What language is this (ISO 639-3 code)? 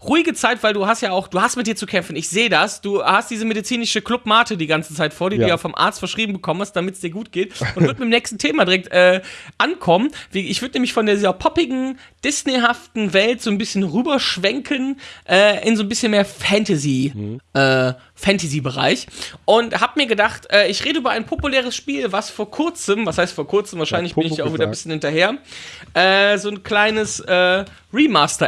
deu